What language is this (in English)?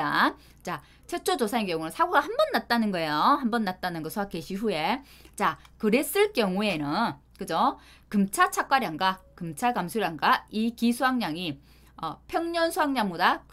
Korean